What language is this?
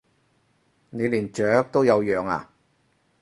Cantonese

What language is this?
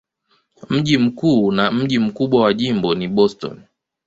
Swahili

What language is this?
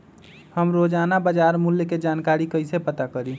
Magahi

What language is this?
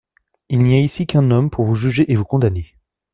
French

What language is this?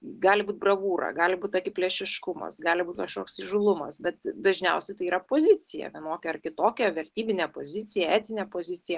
Lithuanian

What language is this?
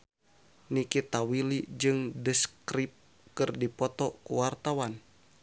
Sundanese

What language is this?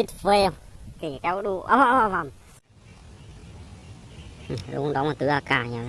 Vietnamese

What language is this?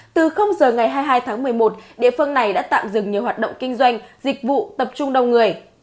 Vietnamese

